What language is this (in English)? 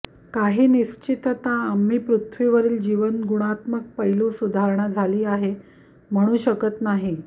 Marathi